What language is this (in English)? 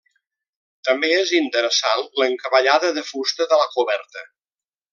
Catalan